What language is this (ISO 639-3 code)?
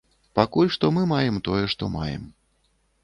bel